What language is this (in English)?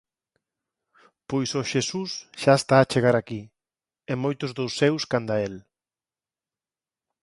Galician